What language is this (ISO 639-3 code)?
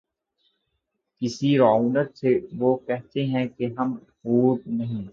urd